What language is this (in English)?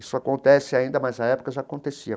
Portuguese